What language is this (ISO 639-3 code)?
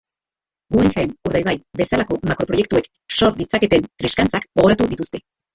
eus